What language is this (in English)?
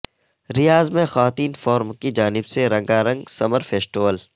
Urdu